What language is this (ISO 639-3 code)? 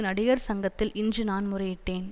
tam